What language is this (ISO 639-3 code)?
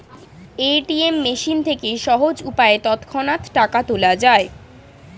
ben